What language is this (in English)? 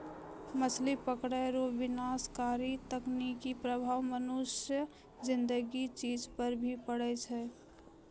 Maithili